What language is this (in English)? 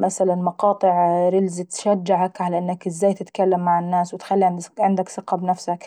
Saidi Arabic